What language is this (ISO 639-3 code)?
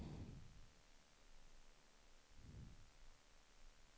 swe